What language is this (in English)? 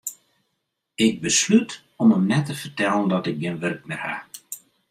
Western Frisian